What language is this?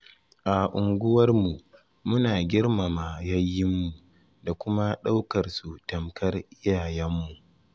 Hausa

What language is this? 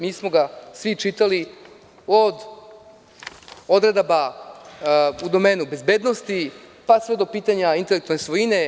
Serbian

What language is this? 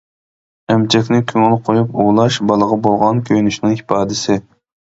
Uyghur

